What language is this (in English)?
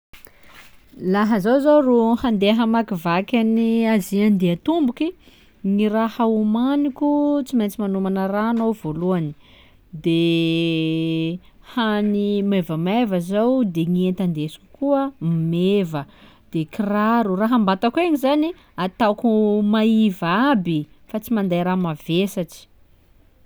Sakalava Malagasy